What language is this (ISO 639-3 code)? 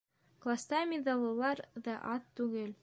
bak